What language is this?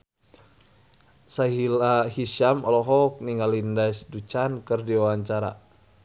Sundanese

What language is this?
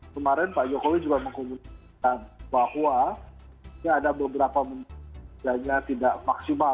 Indonesian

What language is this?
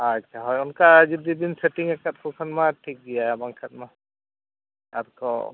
Santali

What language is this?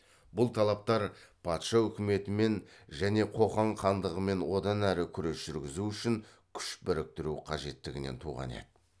Kazakh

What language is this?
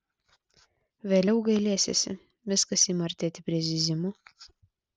Lithuanian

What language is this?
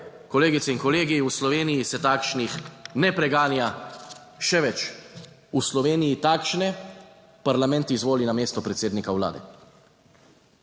Slovenian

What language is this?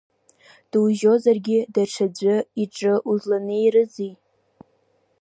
Abkhazian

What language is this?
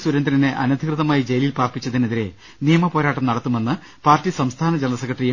Malayalam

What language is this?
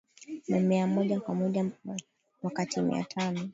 Swahili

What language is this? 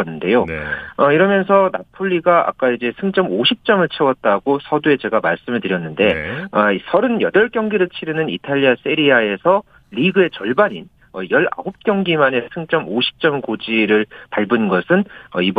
Korean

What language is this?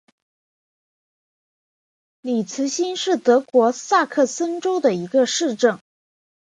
Chinese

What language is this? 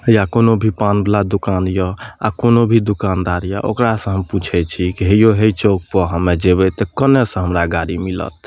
Maithili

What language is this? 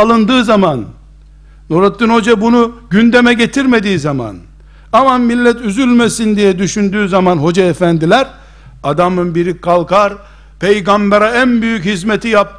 Turkish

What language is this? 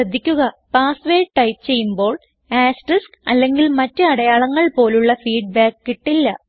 Malayalam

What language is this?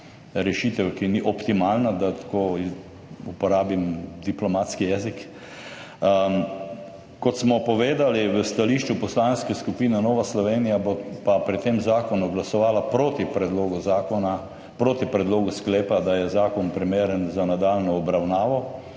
Slovenian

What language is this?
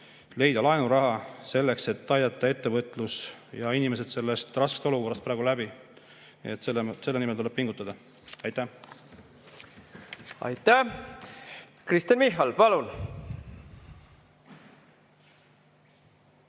Estonian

